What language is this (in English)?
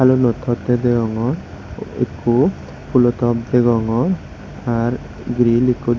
Chakma